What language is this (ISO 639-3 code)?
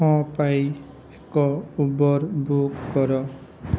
ori